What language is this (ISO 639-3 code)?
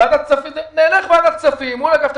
heb